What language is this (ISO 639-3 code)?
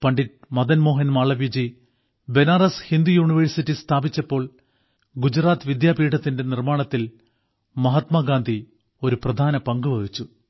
mal